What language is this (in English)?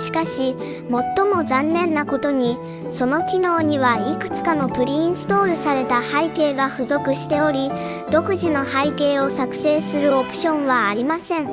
Japanese